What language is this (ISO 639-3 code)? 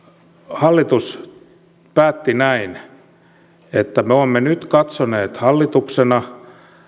fin